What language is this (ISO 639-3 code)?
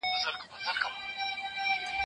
pus